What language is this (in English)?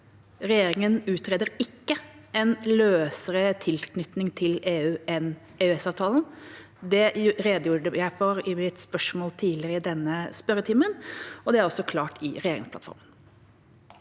Norwegian